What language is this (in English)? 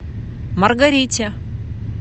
Russian